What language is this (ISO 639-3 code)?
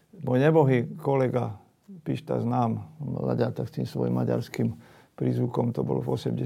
slk